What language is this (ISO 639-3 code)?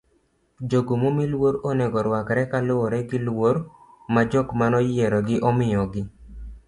luo